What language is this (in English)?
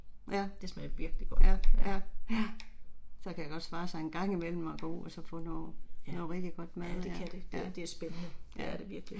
Danish